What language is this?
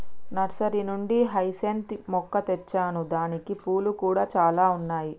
Telugu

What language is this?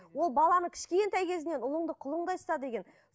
Kazakh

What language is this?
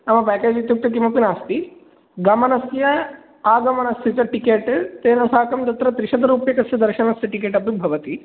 Sanskrit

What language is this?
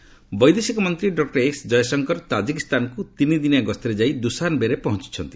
Odia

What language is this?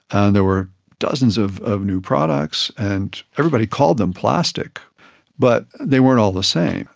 English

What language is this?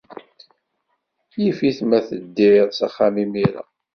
Kabyle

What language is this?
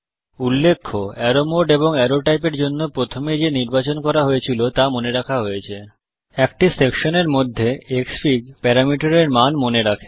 Bangla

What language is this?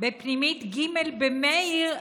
Hebrew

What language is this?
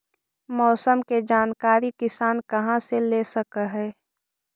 Magahi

